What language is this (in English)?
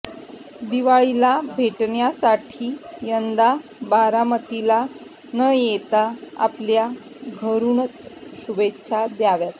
Marathi